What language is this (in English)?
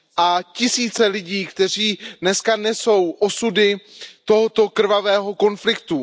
Czech